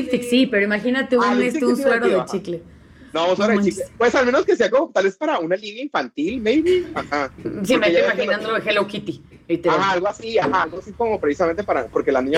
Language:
Spanish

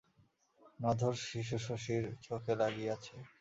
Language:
Bangla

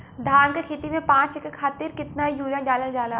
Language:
Bhojpuri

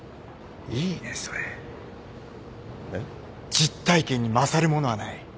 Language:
Japanese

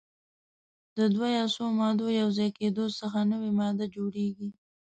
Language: Pashto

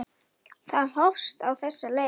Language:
Icelandic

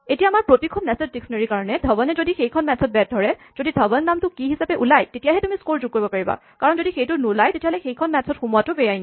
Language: Assamese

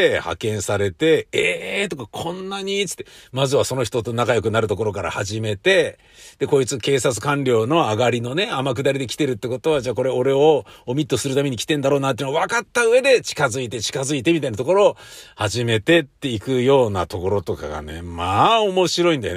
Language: Japanese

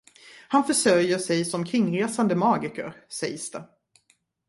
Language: Swedish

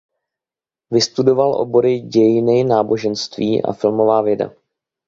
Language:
Czech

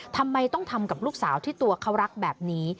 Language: Thai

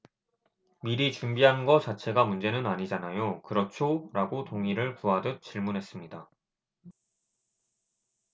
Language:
Korean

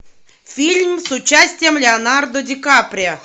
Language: Russian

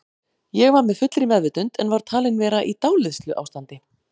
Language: Icelandic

